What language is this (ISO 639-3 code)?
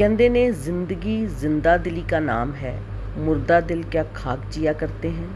hin